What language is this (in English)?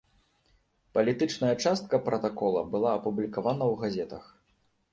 Belarusian